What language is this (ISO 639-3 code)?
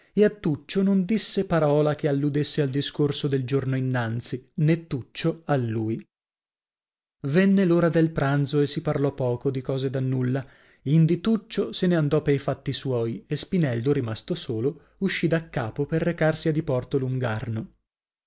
ita